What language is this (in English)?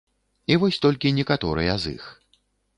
Belarusian